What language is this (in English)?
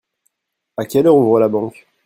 French